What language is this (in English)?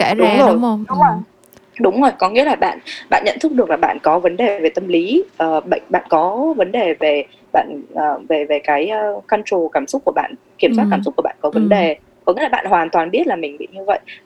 Vietnamese